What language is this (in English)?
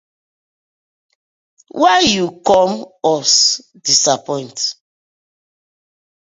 Nigerian Pidgin